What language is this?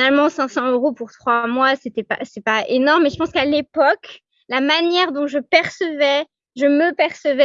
French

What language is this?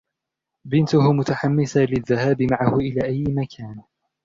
Arabic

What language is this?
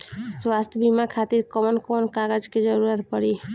Bhojpuri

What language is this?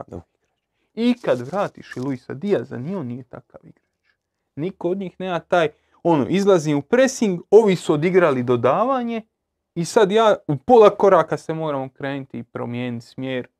Croatian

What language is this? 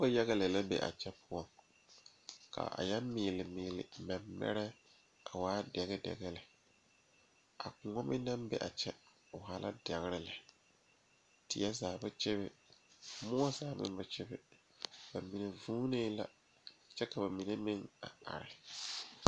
Southern Dagaare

